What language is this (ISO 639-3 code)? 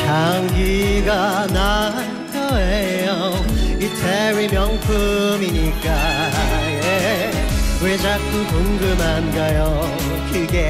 kor